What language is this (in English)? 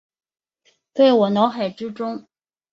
Chinese